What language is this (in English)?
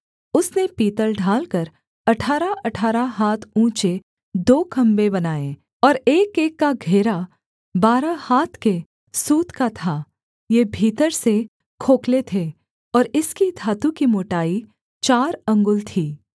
Hindi